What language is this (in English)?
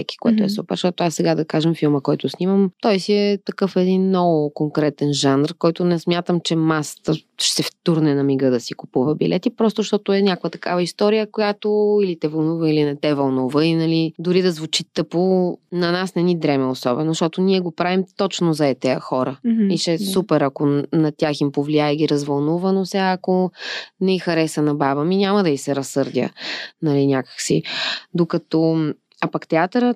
Bulgarian